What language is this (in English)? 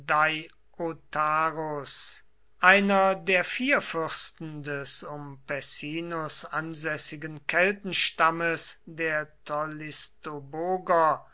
German